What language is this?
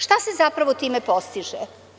Serbian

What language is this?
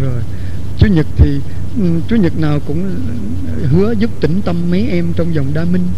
Vietnamese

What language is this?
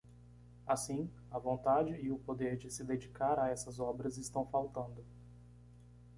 Portuguese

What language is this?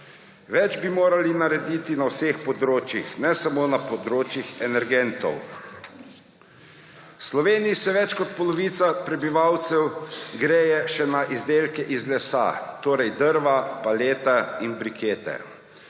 Slovenian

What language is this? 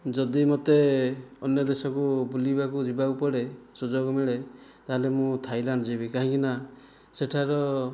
Odia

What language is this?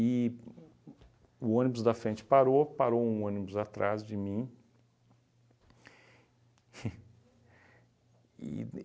Portuguese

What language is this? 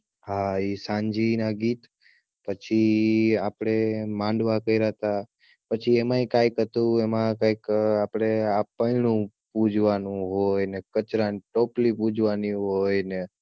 Gujarati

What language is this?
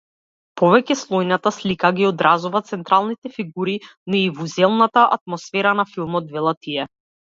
Macedonian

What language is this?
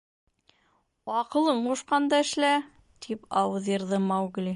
Bashkir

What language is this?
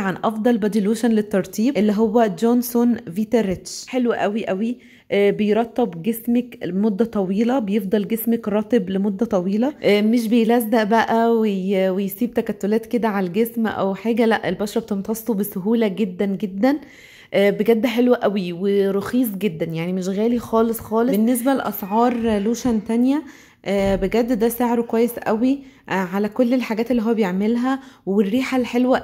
Arabic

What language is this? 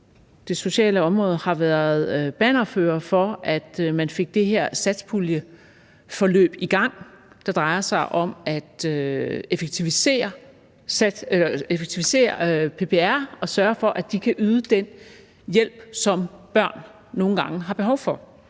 Danish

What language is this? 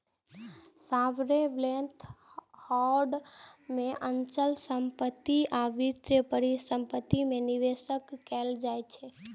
Maithili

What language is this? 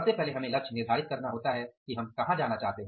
Hindi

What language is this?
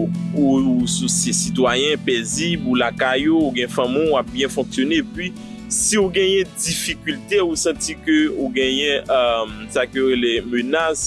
French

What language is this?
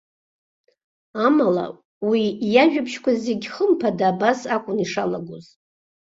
Abkhazian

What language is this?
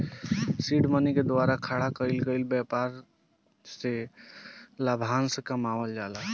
Bhojpuri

